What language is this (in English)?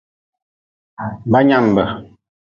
Nawdm